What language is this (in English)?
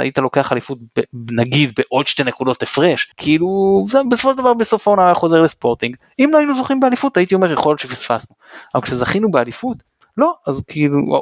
Hebrew